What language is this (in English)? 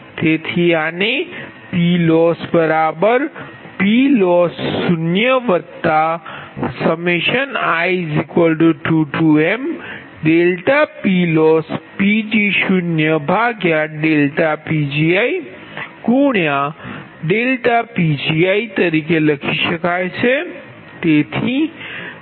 Gujarati